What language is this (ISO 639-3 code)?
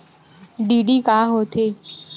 hne